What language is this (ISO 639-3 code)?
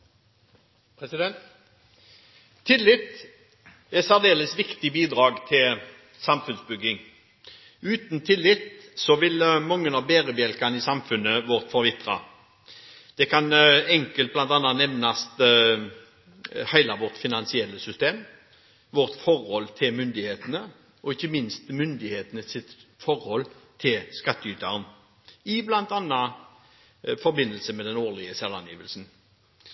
nob